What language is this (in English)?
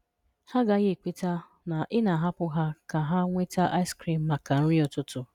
Igbo